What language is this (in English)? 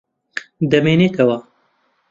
Central Kurdish